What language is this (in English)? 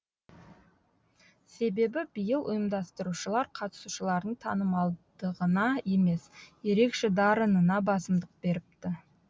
Kazakh